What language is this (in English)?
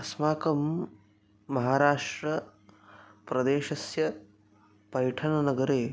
Sanskrit